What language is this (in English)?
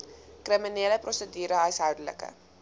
Afrikaans